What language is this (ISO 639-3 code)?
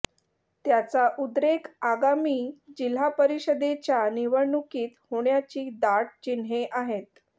mar